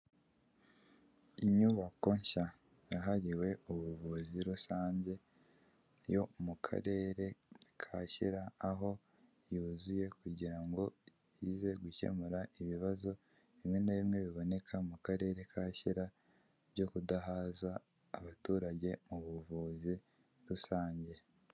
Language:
Kinyarwanda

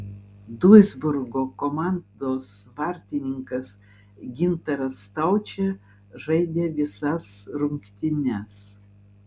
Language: Lithuanian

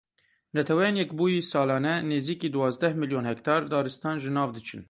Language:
Kurdish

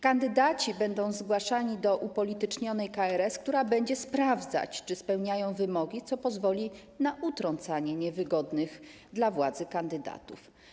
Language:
Polish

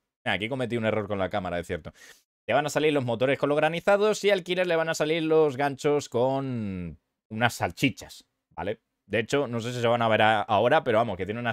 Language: Spanish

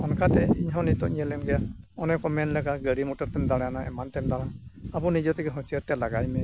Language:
Santali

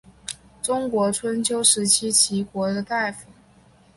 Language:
Chinese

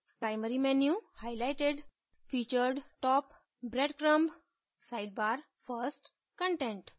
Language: Hindi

